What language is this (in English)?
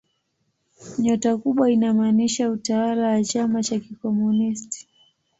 Swahili